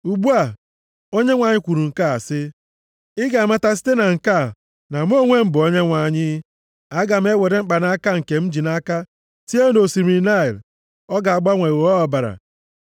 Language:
Igbo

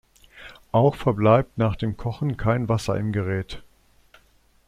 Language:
German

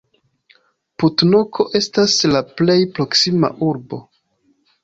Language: Esperanto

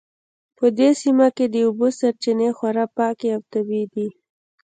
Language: Pashto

